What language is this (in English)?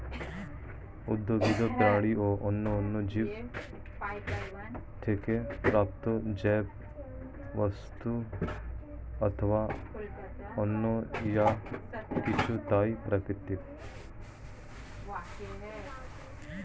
Bangla